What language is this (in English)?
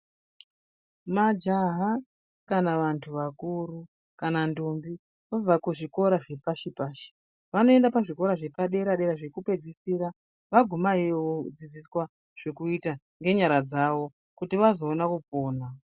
Ndau